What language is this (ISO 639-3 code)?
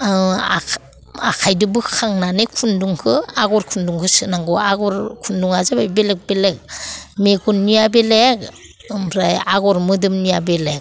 brx